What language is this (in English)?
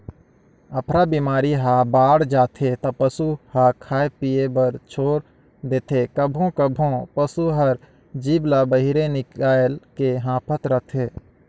Chhattisgarhi